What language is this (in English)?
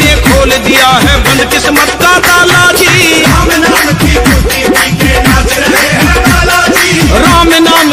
Arabic